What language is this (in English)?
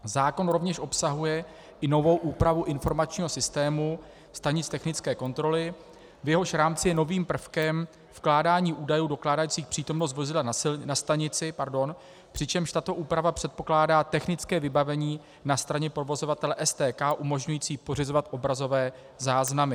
Czech